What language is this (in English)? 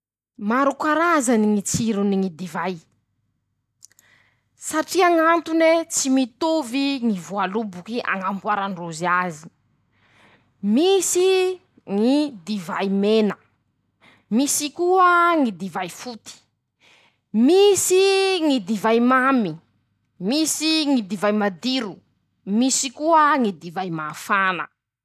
Masikoro Malagasy